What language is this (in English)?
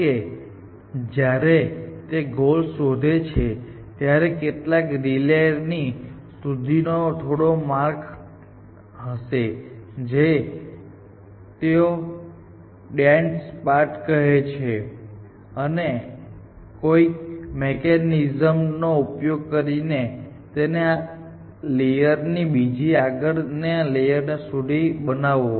Gujarati